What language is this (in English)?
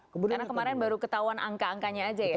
Indonesian